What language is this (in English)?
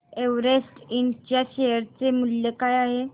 Marathi